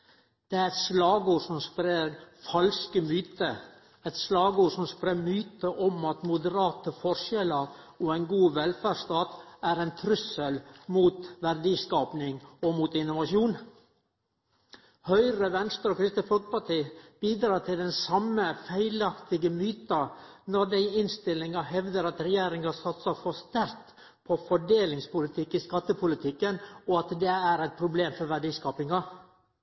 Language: Norwegian Nynorsk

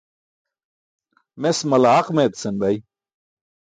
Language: Burushaski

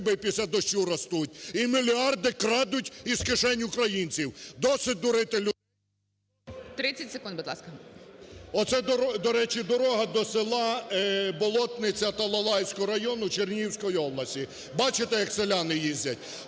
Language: Ukrainian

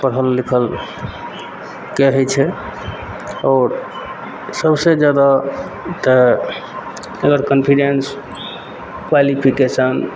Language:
Maithili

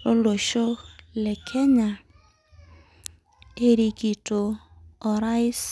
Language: Masai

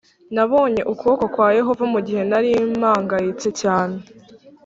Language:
Kinyarwanda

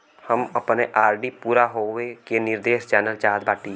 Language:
Bhojpuri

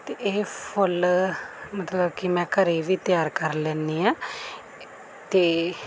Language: Punjabi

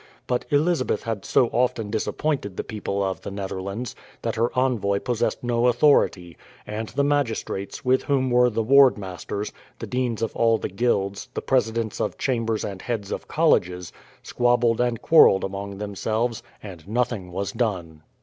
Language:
English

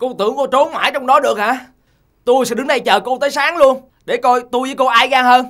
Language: Vietnamese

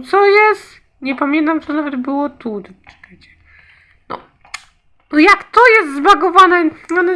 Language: Polish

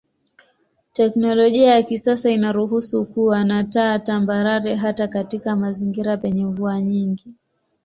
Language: Swahili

